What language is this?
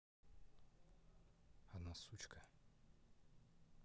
Russian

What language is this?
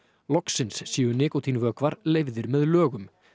Icelandic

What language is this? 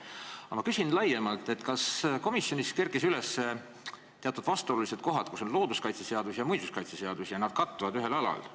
Estonian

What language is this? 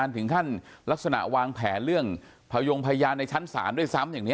Thai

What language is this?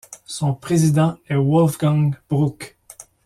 French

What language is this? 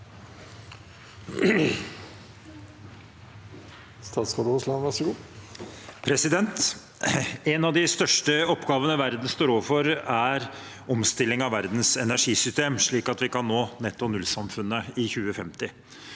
Norwegian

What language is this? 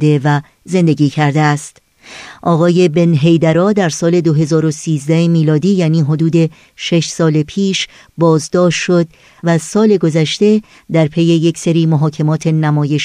Persian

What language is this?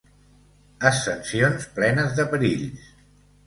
Catalan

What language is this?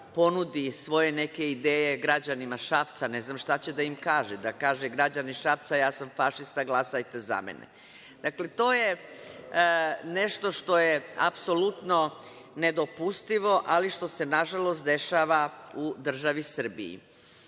Serbian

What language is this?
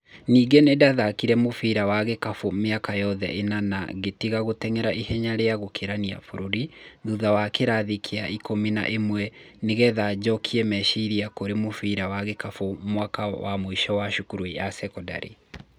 Kikuyu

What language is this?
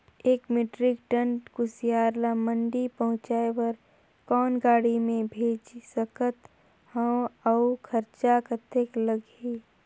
Chhattisgarhi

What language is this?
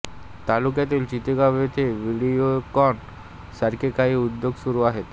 Marathi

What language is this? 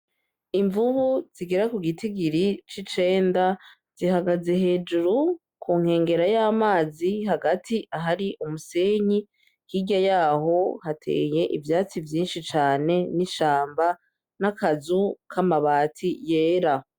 Rundi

